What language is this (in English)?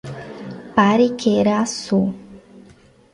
Portuguese